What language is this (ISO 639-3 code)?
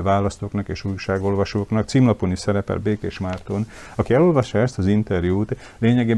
hun